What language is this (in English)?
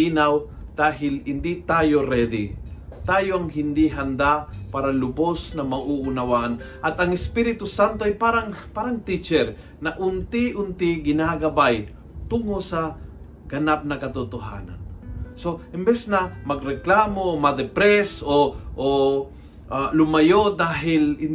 Filipino